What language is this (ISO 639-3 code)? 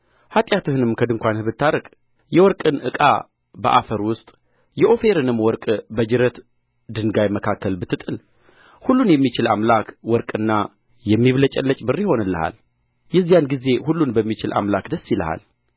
amh